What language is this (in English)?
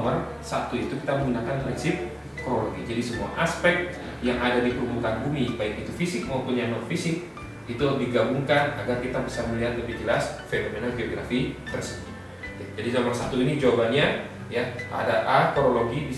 Indonesian